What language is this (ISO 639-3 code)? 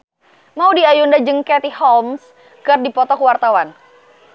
sun